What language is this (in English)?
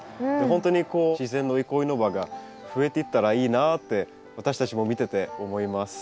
Japanese